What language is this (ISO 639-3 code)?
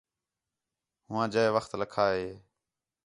xhe